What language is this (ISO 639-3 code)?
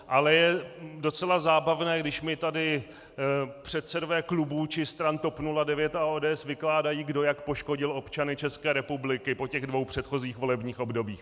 ces